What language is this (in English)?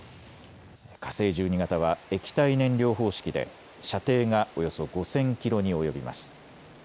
Japanese